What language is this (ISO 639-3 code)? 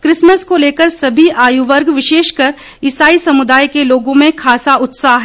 hin